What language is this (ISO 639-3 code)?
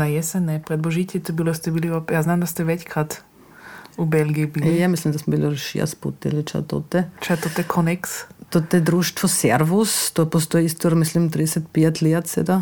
hrv